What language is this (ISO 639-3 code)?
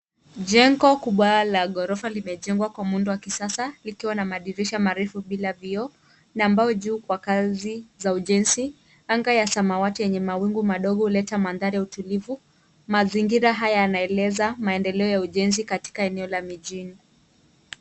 swa